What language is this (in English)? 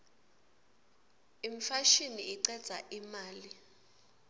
Swati